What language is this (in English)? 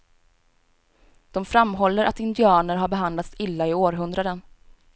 Swedish